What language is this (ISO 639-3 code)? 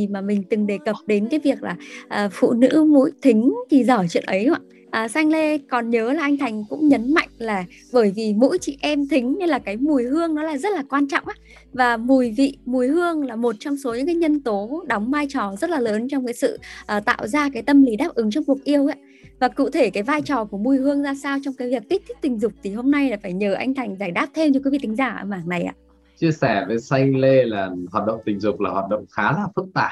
vie